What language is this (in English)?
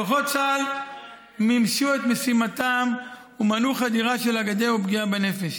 Hebrew